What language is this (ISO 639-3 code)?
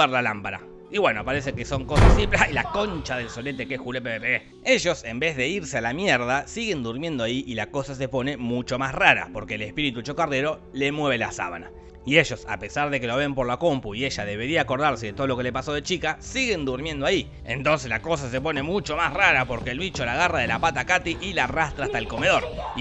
spa